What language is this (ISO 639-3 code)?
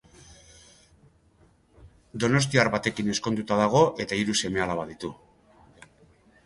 eus